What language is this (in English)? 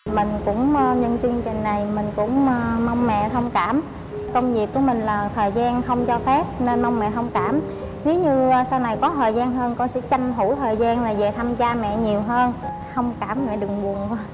Vietnamese